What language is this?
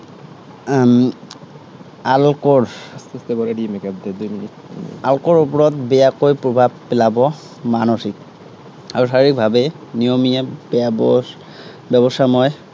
Assamese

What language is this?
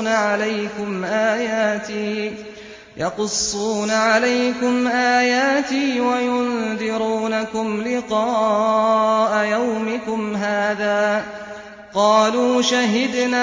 Arabic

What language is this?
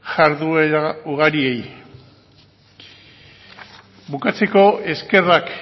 Basque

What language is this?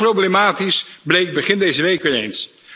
Dutch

